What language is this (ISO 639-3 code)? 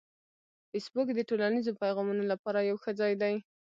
pus